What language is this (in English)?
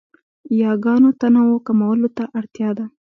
Pashto